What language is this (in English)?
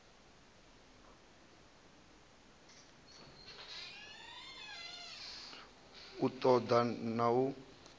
Venda